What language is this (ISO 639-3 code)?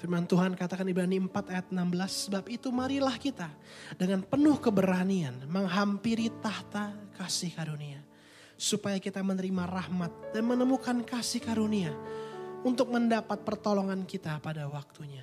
ind